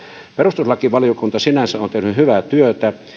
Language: Finnish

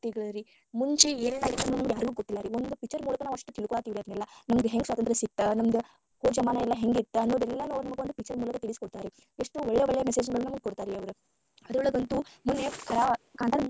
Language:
Kannada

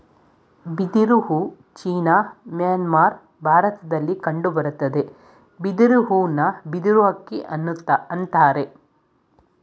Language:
Kannada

